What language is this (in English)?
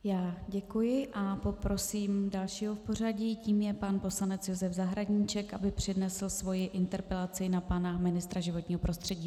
Czech